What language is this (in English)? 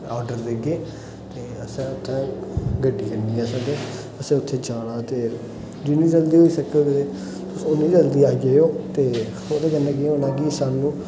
Dogri